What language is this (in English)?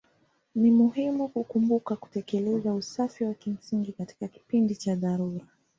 Swahili